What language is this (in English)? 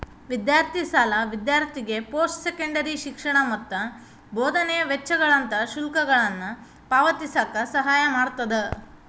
Kannada